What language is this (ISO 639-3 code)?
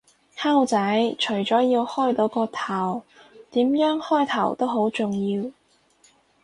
yue